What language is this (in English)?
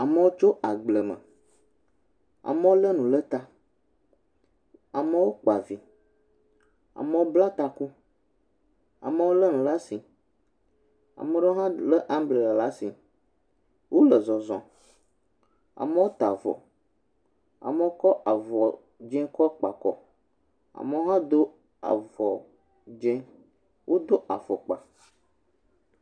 Ewe